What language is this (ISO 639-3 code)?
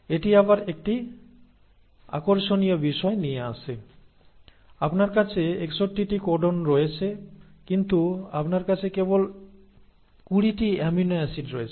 ben